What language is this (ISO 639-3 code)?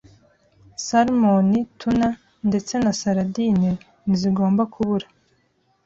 kin